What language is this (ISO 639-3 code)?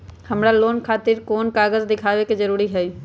mag